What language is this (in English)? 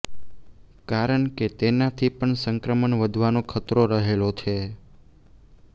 Gujarati